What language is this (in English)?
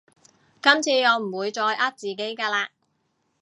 Cantonese